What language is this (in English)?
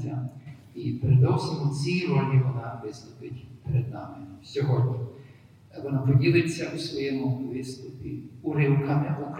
Ukrainian